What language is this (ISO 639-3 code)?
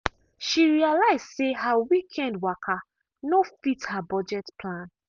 pcm